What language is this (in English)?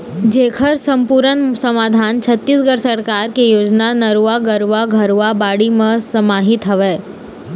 Chhattisgarhi